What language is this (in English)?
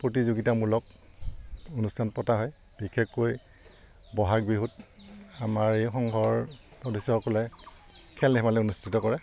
Assamese